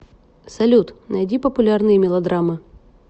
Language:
Russian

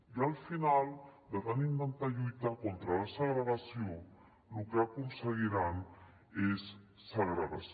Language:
Catalan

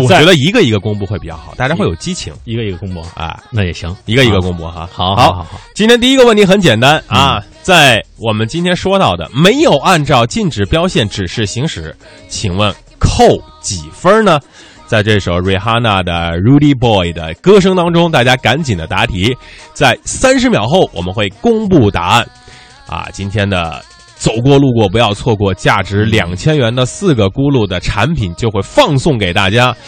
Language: Chinese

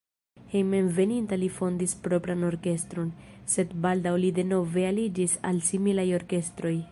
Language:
Esperanto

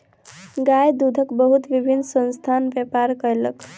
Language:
Maithili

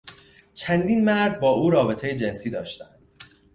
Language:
Persian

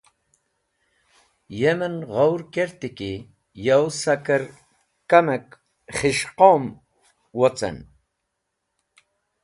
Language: Wakhi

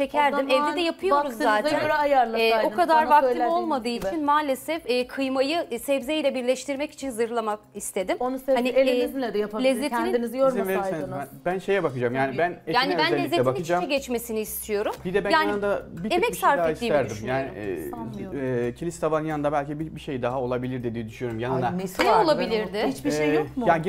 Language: Turkish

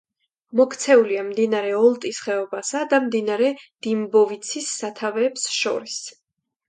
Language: Georgian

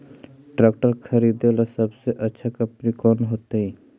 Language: Magahi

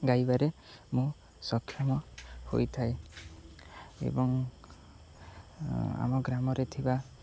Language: Odia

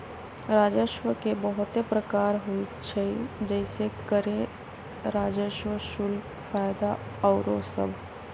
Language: Magahi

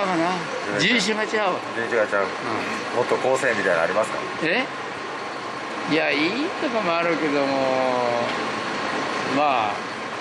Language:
Japanese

